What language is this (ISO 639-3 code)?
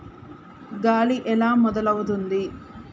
tel